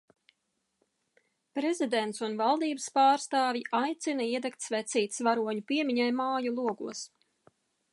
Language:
Latvian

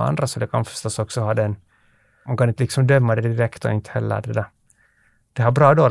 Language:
Swedish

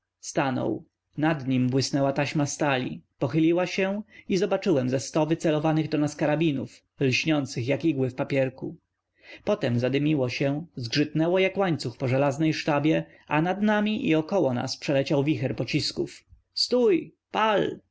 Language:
Polish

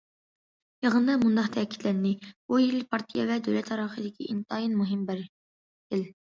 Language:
Uyghur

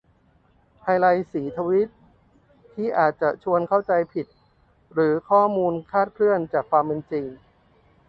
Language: Thai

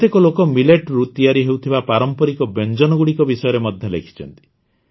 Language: Odia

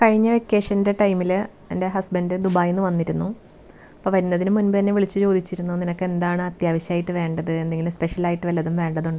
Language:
Malayalam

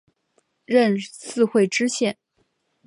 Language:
Chinese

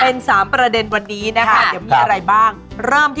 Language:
Thai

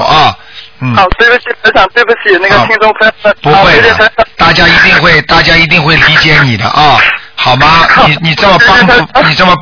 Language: Chinese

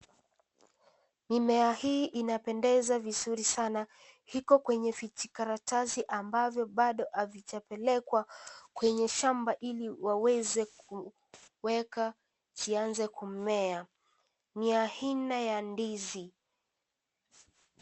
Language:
Swahili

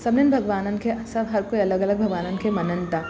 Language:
Sindhi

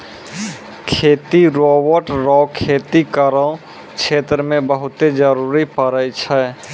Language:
Maithili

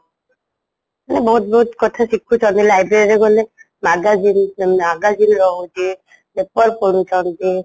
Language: Odia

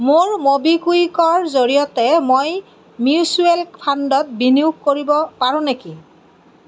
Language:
Assamese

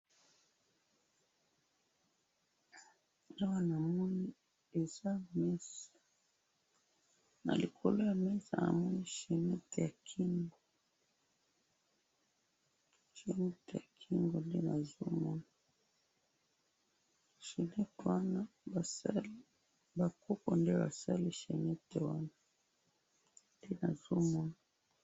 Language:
Lingala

